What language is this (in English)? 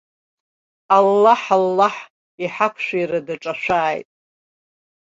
Abkhazian